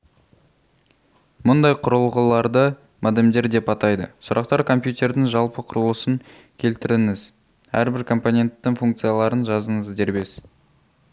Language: Kazakh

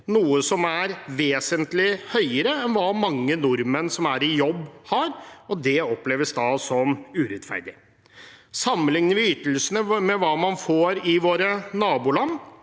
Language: Norwegian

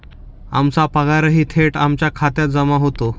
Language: Marathi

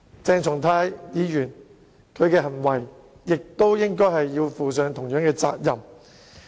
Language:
Cantonese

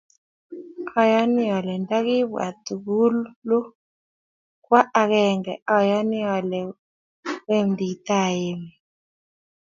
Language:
Kalenjin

